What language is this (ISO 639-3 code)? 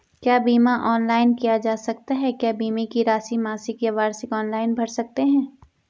hin